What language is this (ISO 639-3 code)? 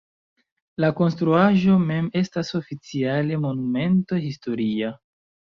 epo